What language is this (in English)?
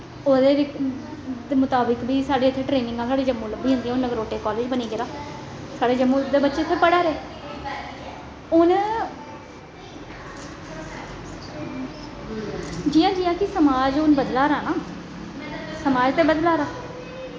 Dogri